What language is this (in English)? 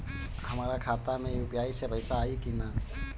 Bhojpuri